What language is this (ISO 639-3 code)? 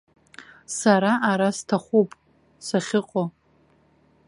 abk